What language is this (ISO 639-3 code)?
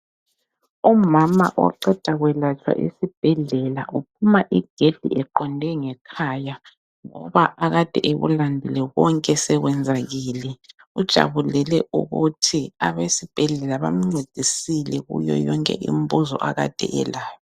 nde